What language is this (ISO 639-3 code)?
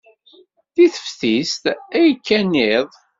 kab